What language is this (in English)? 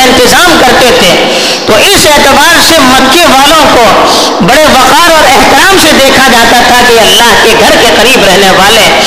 Urdu